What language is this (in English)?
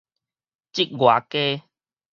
Min Nan Chinese